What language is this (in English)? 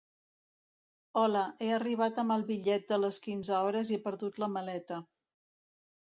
Catalan